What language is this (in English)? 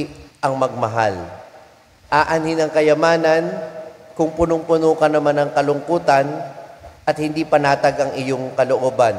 Filipino